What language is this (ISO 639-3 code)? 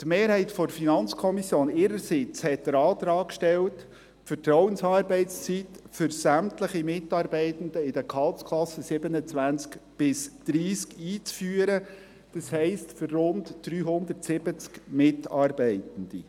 gsw